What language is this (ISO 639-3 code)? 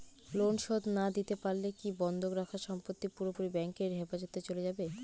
ben